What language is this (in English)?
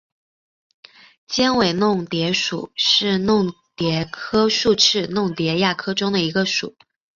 Chinese